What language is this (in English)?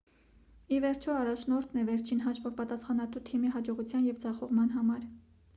Armenian